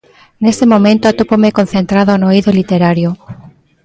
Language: Galician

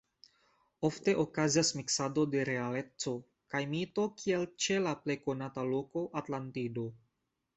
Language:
Esperanto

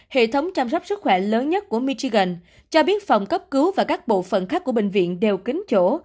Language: Vietnamese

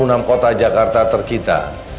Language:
Indonesian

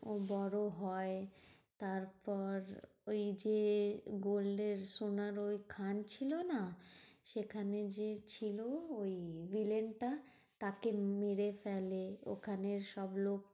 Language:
Bangla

